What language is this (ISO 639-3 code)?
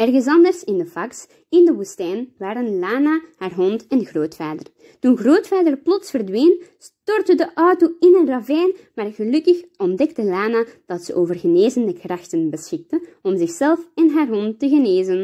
nld